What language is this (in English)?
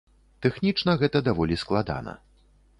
Belarusian